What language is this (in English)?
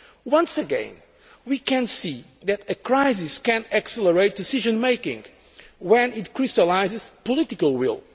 English